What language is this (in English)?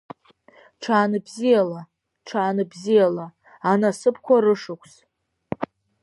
Abkhazian